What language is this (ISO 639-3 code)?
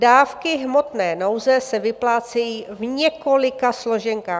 ces